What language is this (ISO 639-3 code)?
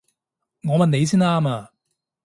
yue